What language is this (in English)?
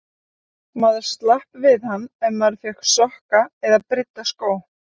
Icelandic